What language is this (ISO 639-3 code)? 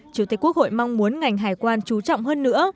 vie